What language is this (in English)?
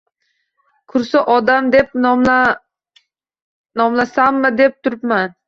Uzbek